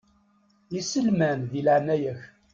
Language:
Kabyle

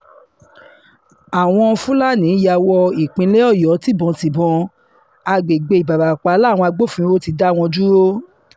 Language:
Yoruba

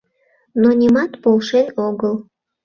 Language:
Mari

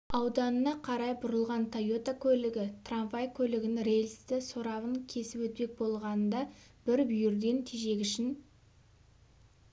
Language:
Kazakh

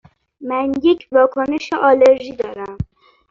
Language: Persian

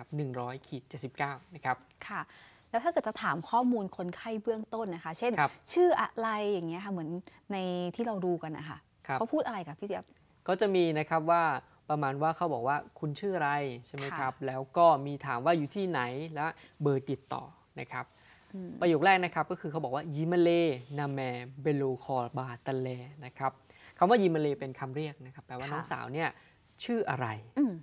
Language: Thai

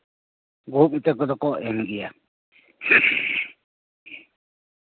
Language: Santali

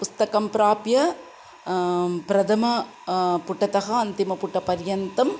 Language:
Sanskrit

